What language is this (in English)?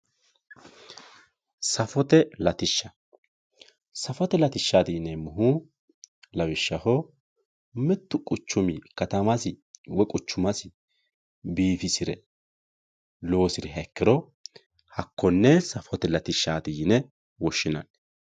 Sidamo